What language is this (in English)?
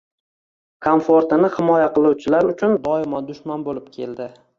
Uzbek